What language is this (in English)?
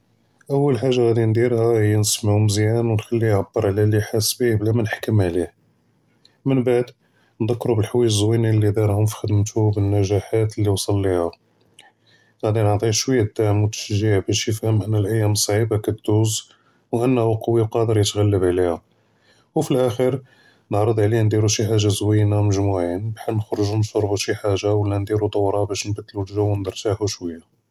Judeo-Arabic